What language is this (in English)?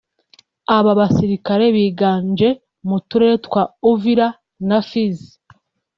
Kinyarwanda